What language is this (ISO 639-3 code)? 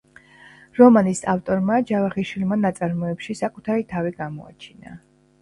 kat